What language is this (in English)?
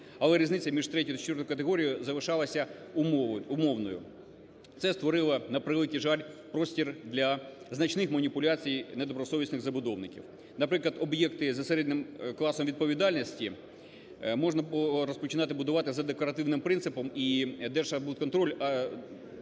Ukrainian